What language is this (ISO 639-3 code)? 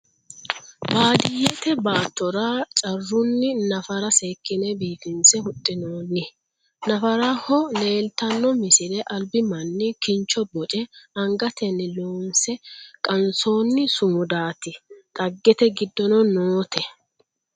sid